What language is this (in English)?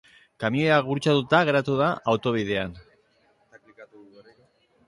Basque